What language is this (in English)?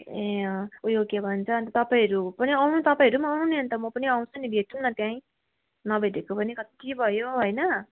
Nepali